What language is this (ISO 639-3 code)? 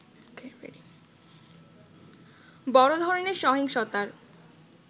ben